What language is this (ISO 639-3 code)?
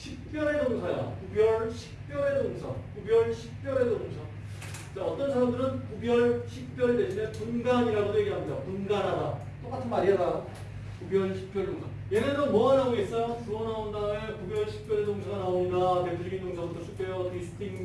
kor